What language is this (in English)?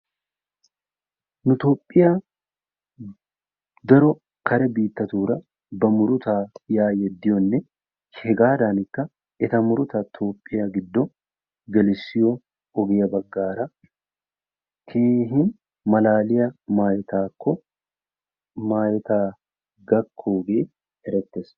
Wolaytta